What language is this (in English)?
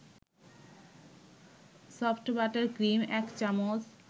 Bangla